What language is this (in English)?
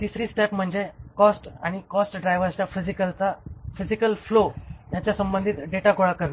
Marathi